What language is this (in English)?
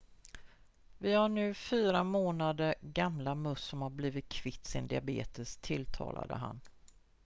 Swedish